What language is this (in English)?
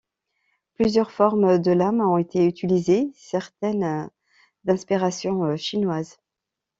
French